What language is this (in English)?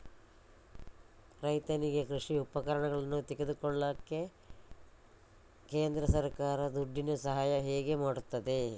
Kannada